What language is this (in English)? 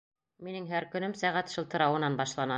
Bashkir